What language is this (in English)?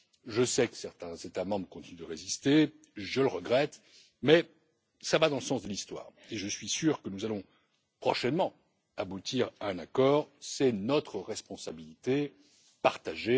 French